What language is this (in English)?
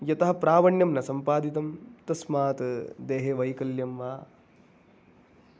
Sanskrit